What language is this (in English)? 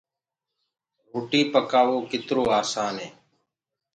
Gurgula